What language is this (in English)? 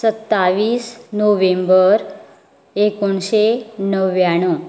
Konkani